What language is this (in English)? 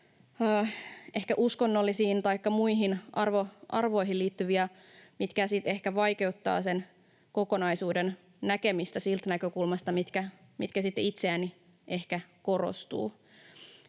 Finnish